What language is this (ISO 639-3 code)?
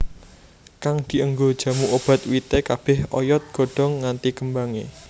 jav